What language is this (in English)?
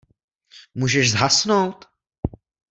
Czech